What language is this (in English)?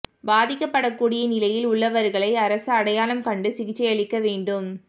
Tamil